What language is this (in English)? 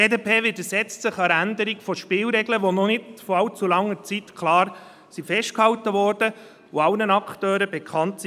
Swiss German